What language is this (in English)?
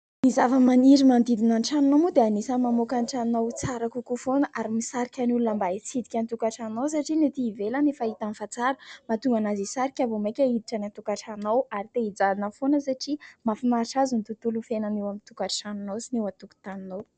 Malagasy